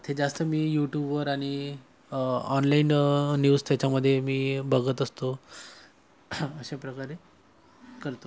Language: Marathi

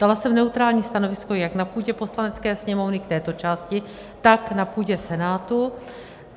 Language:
Czech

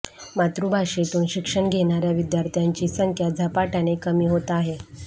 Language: Marathi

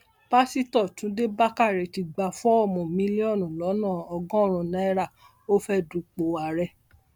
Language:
Yoruba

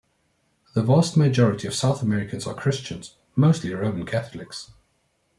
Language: English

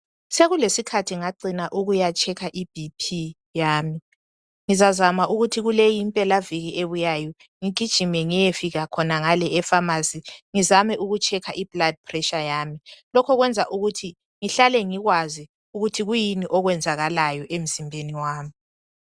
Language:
North Ndebele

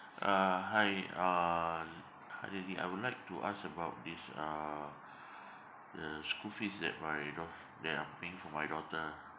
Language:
English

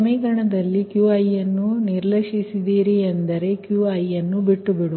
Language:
Kannada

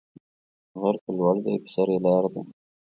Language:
Pashto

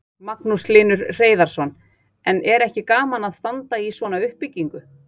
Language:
Icelandic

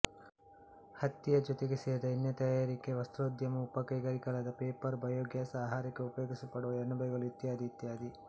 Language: Kannada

